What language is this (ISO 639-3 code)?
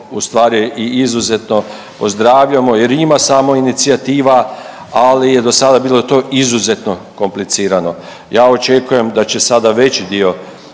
hrv